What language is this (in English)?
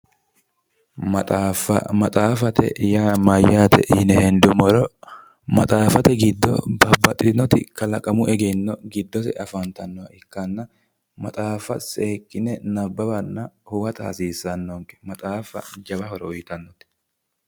Sidamo